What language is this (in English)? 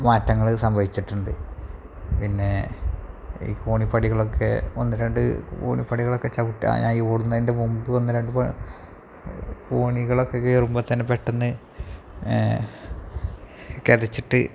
Malayalam